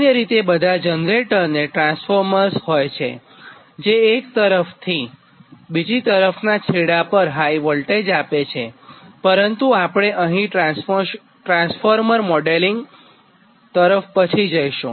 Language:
Gujarati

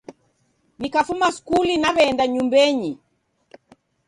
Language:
Taita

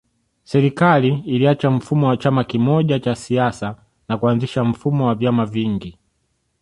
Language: Swahili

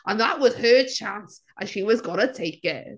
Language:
English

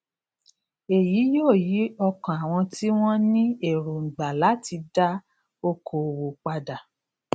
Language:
Yoruba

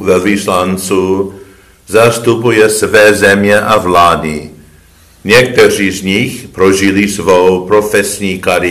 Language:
Czech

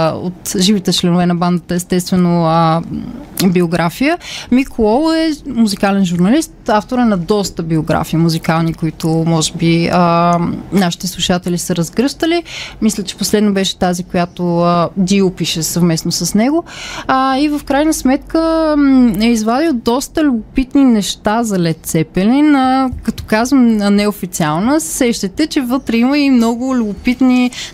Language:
Bulgarian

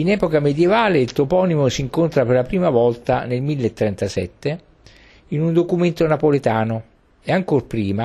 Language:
Italian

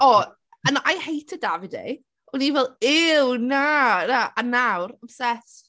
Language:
Welsh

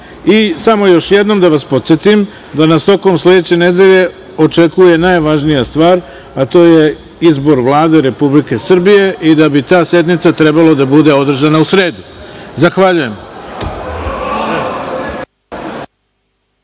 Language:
Serbian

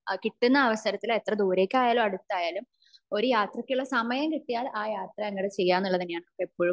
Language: Malayalam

